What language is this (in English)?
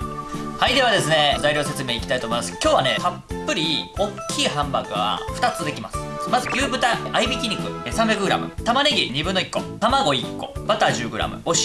Japanese